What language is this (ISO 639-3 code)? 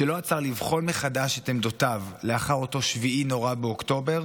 heb